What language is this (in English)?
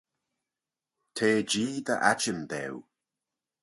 Manx